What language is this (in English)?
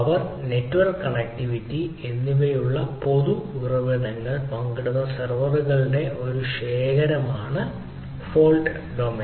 Malayalam